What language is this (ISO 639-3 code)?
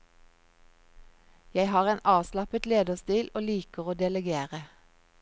nor